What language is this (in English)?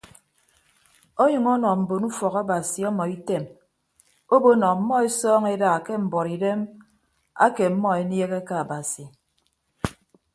Ibibio